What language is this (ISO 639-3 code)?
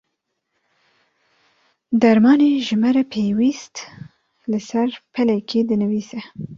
kur